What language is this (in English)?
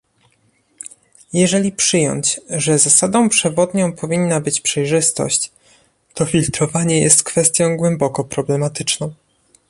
Polish